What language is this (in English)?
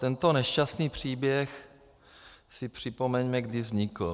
Czech